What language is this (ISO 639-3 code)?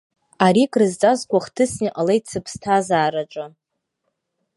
abk